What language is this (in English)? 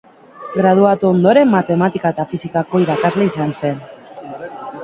Basque